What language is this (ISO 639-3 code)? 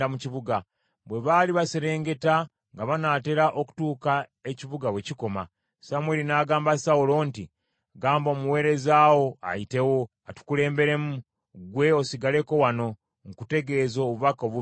lug